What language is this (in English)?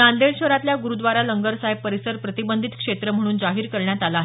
Marathi